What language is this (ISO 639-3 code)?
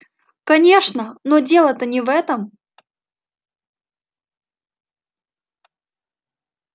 rus